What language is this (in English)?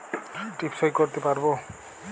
Bangla